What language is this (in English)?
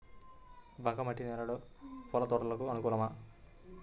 Telugu